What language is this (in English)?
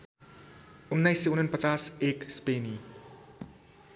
Nepali